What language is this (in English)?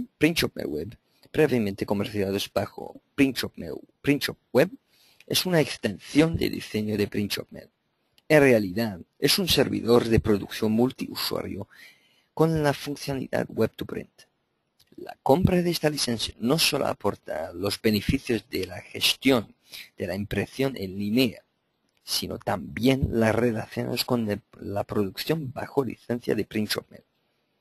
Spanish